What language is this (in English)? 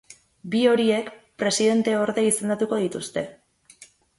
Basque